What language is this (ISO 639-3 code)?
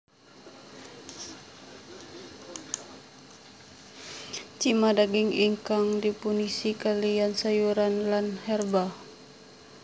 jav